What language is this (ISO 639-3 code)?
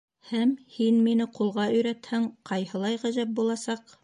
bak